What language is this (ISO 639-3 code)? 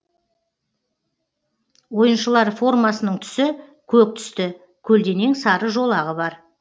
kaz